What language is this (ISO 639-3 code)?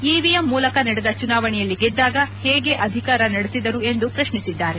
kan